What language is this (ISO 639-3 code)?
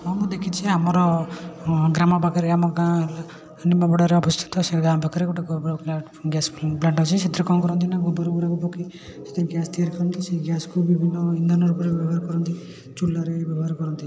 ori